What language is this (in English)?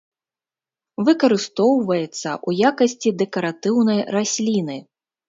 Belarusian